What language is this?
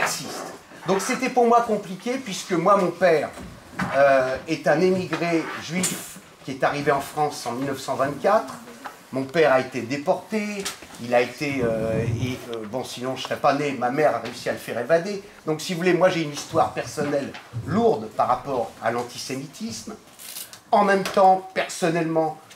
French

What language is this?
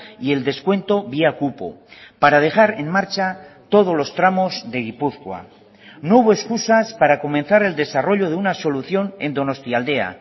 Spanish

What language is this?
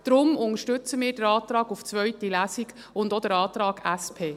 Swiss German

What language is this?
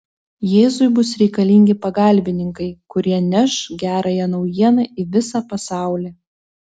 Lithuanian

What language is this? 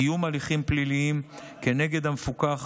Hebrew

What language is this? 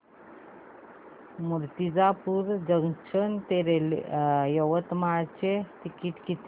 Marathi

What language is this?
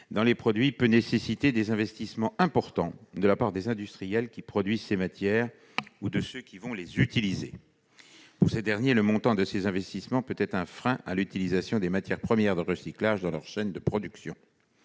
French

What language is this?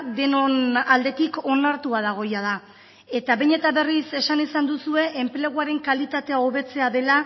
Basque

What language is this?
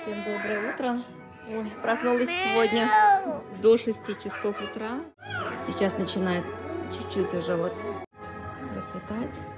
Russian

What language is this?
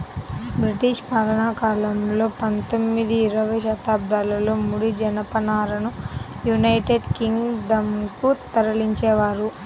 Telugu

